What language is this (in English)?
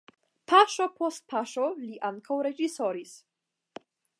Esperanto